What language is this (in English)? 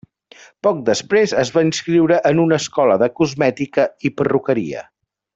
Catalan